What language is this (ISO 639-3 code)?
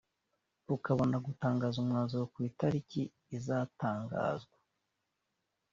kin